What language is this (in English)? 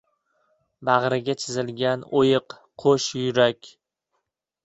Uzbek